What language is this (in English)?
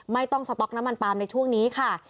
Thai